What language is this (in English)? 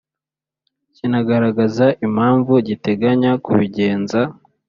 Kinyarwanda